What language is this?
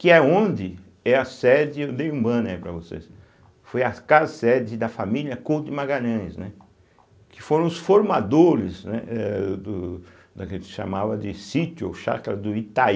Portuguese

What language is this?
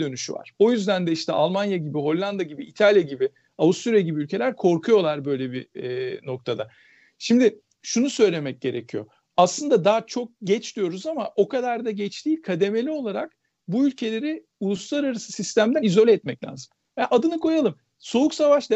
Turkish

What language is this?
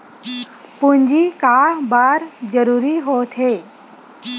Chhattisgarhi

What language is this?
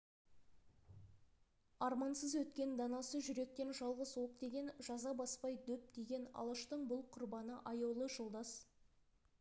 Kazakh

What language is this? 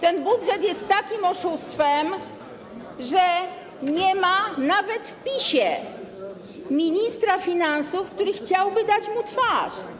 Polish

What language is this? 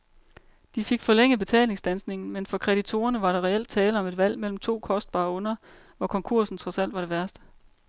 Danish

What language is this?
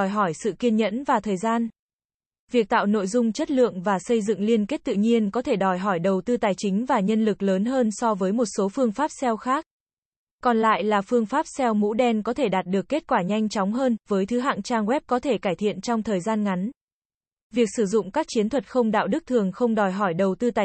Vietnamese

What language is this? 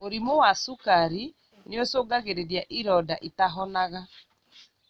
Kikuyu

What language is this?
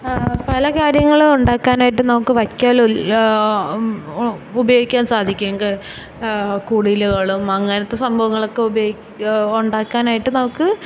Malayalam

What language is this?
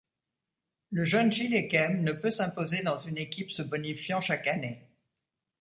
French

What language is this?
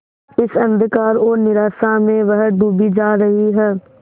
Hindi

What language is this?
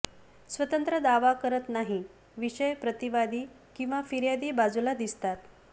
Marathi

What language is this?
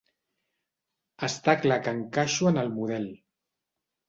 Catalan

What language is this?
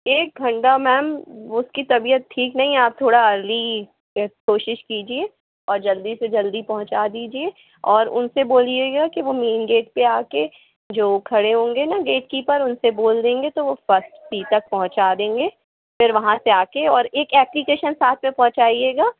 Hindi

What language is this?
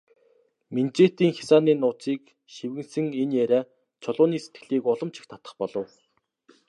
Mongolian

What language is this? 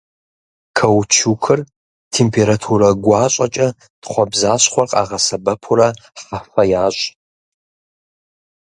Kabardian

